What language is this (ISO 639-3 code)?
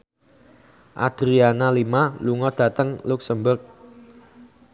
jav